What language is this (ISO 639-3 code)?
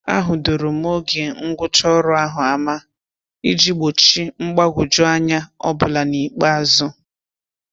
ibo